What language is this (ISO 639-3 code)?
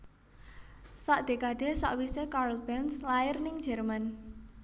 jav